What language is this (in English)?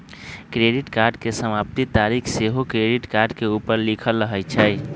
Magahi